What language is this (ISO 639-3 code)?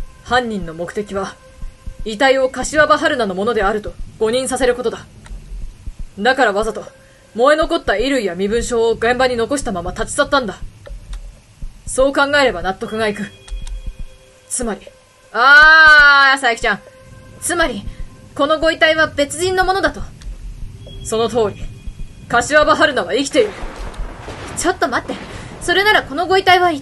jpn